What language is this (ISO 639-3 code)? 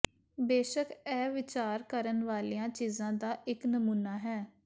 pan